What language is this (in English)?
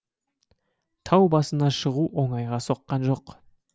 Kazakh